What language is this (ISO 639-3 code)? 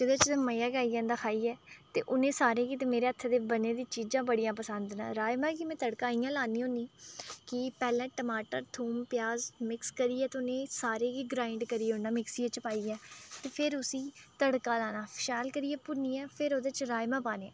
doi